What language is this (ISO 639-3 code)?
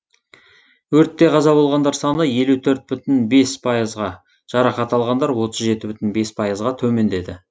kaz